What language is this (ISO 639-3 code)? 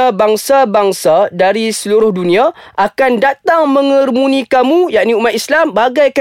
msa